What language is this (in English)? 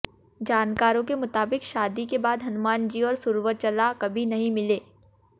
Hindi